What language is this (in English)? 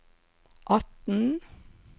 Norwegian